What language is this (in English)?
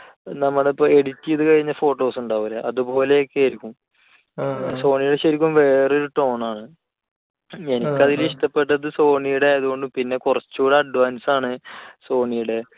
Malayalam